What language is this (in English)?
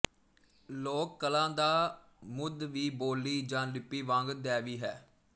Punjabi